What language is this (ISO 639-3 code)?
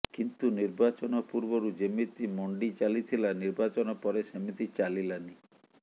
ori